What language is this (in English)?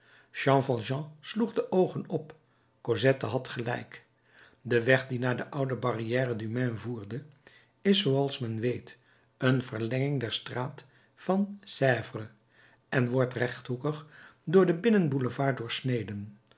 Dutch